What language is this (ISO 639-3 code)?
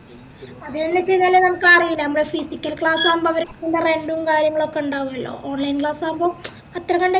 mal